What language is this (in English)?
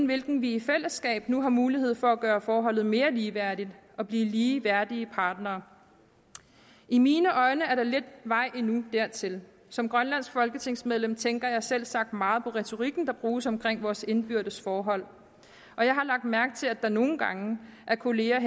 Danish